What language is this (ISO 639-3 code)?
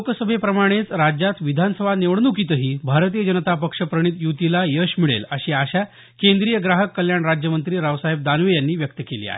mar